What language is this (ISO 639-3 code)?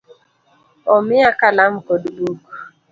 luo